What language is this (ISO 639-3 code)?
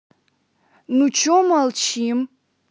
rus